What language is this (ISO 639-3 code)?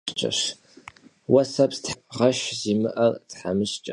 kbd